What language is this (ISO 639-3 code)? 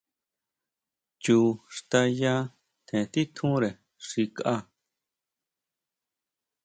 mau